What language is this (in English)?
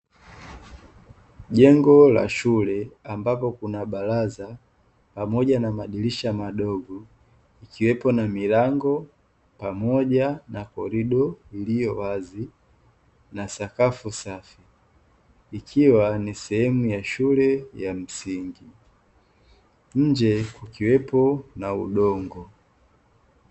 Swahili